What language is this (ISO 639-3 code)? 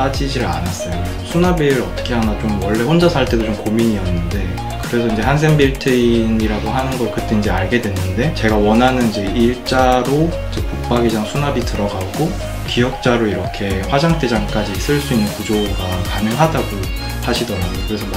kor